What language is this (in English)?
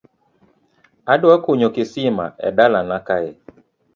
Luo (Kenya and Tanzania)